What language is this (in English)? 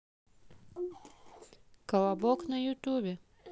Russian